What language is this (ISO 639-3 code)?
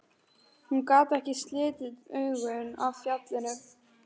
isl